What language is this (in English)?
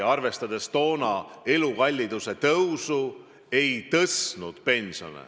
Estonian